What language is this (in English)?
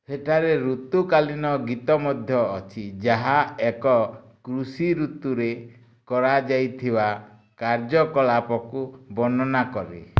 Odia